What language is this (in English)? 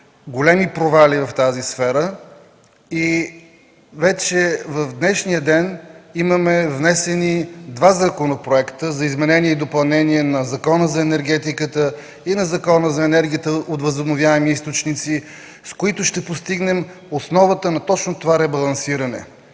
Bulgarian